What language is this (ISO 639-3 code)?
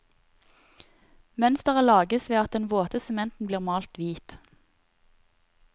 nor